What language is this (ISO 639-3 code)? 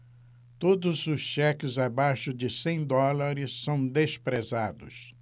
por